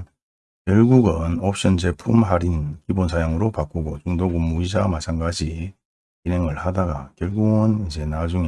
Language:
Korean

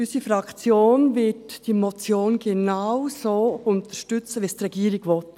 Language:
Swiss German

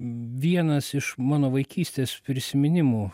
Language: Lithuanian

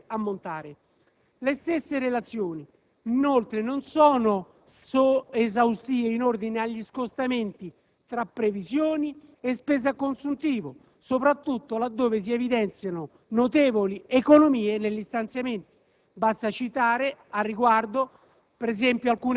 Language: Italian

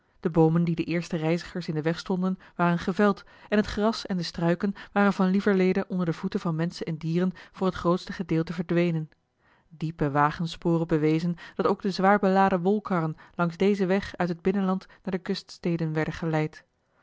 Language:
Dutch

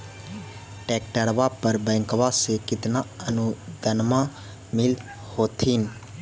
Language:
Magahi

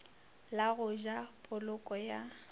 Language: Northern Sotho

